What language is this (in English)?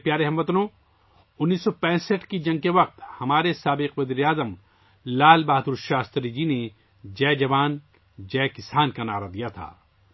Urdu